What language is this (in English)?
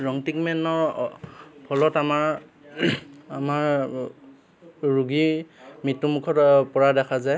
Assamese